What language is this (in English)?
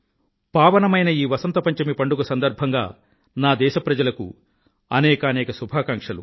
Telugu